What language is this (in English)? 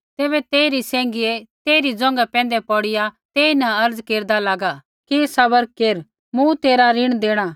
Kullu Pahari